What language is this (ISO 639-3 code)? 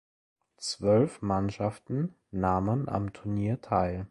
deu